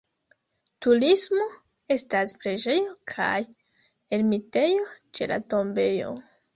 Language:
Esperanto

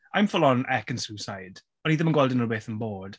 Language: Welsh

